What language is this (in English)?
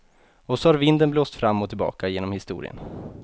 Swedish